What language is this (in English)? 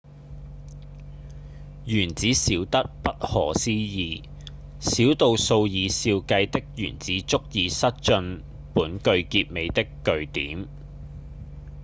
Cantonese